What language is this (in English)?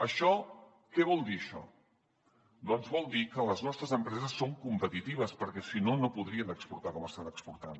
Catalan